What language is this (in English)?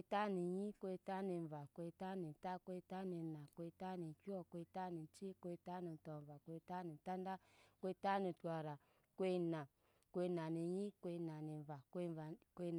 Nyankpa